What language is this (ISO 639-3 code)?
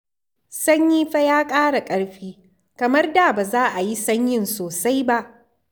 hau